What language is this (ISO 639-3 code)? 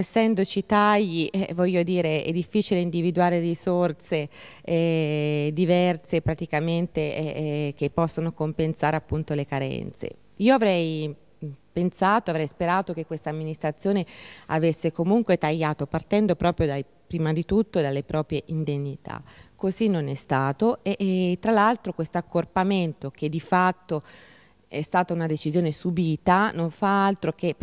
ita